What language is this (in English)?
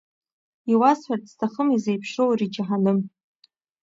Abkhazian